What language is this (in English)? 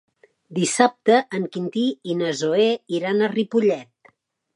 Catalan